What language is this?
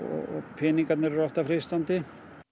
Icelandic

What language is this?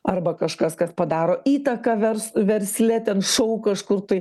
Lithuanian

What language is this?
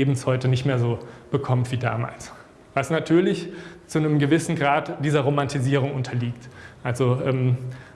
German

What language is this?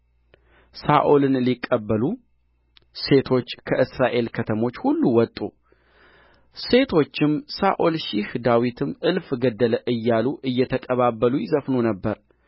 Amharic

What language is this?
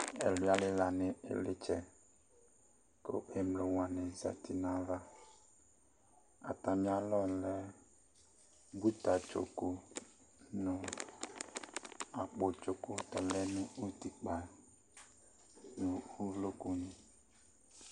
Ikposo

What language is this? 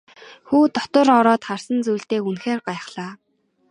Mongolian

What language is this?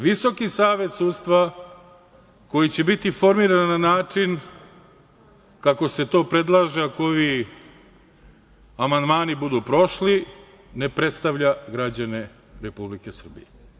Serbian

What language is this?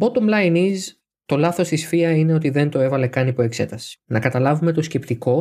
Greek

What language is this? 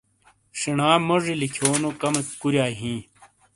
Shina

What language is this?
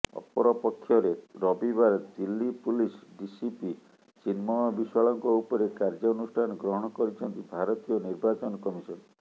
Odia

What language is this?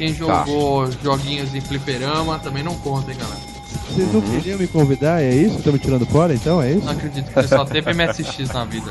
Portuguese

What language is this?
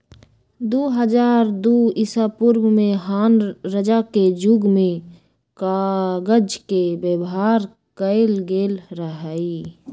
Magahi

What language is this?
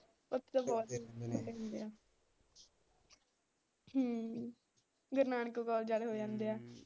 Punjabi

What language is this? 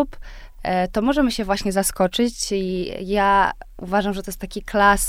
Polish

